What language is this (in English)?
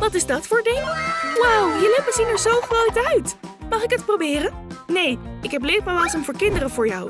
Dutch